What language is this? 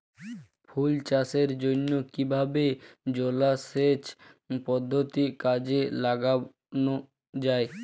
Bangla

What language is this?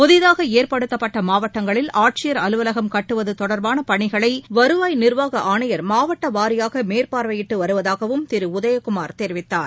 Tamil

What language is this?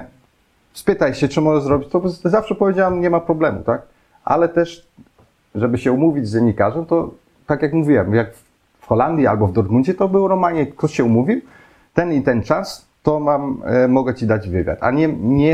Polish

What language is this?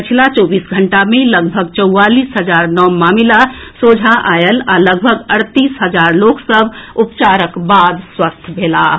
Maithili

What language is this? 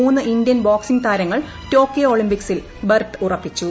Malayalam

